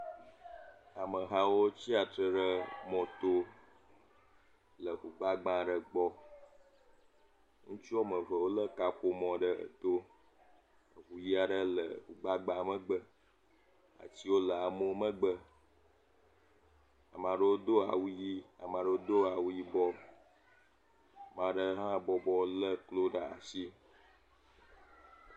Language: Ewe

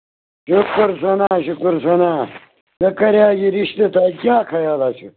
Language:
Kashmiri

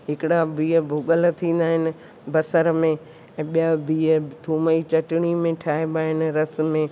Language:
Sindhi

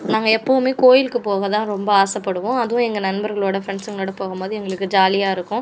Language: Tamil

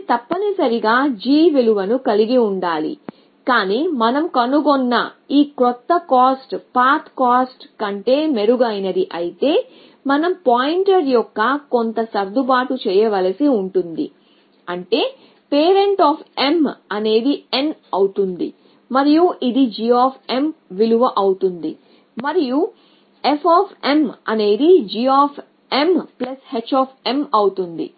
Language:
Telugu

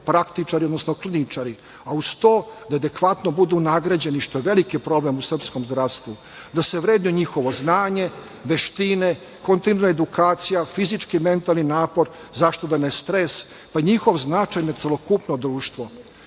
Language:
Serbian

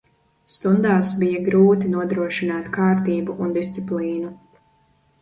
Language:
Latvian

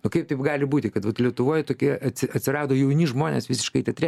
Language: Lithuanian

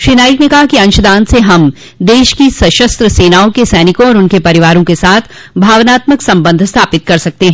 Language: Hindi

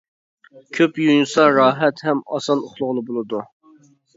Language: Uyghur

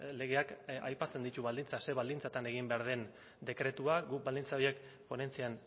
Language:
Basque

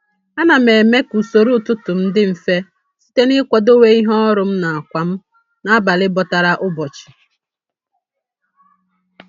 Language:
Igbo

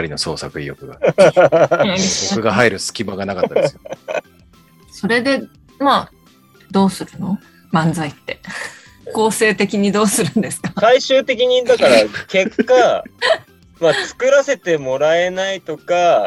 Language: Japanese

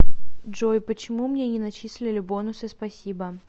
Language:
Russian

